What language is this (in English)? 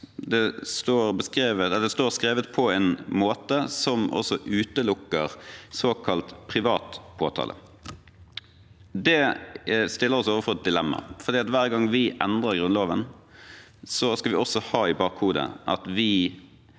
Norwegian